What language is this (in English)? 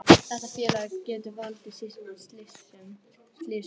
Icelandic